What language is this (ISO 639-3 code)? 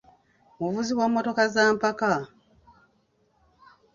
lug